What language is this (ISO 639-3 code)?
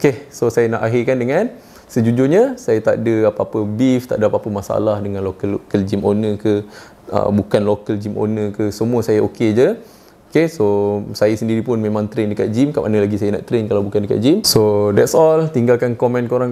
msa